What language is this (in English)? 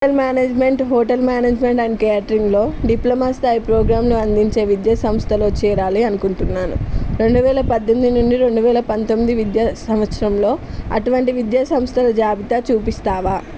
Telugu